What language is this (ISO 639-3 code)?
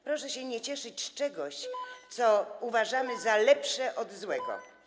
pol